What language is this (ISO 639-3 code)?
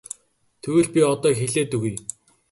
mon